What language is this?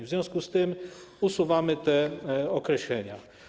Polish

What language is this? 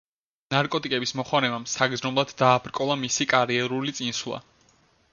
Georgian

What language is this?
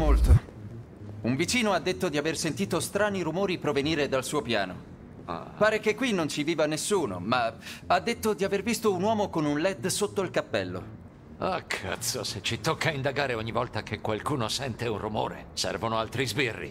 Italian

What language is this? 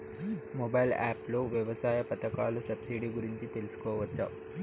Telugu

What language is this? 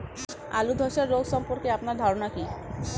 Bangla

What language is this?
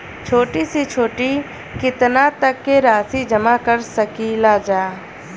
Bhojpuri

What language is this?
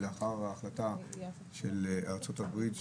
Hebrew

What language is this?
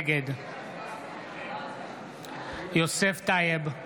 Hebrew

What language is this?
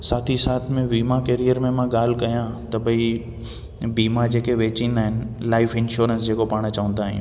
Sindhi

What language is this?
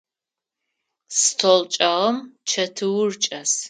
Adyghe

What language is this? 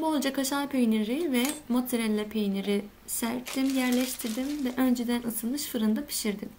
Turkish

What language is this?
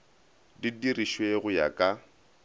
Northern Sotho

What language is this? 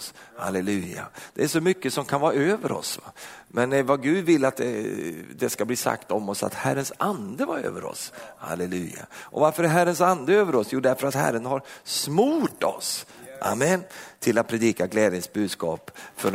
Swedish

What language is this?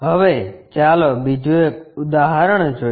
Gujarati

